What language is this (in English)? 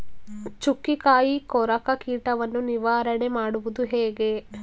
Kannada